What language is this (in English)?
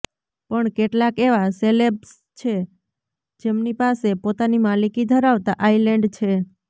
Gujarati